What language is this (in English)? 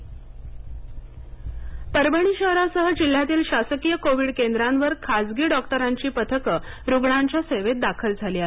Marathi